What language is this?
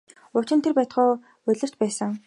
Mongolian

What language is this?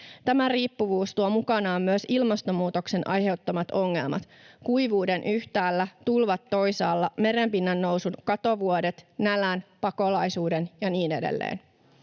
Finnish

